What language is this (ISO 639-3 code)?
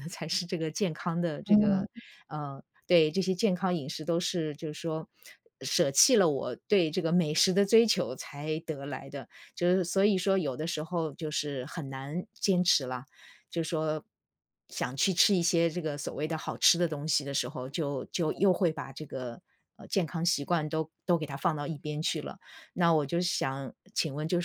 zho